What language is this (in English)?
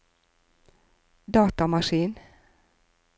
Norwegian